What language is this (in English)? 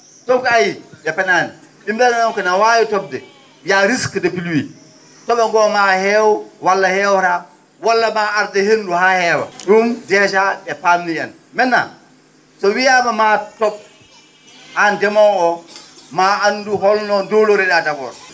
Fula